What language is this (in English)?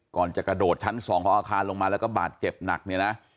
Thai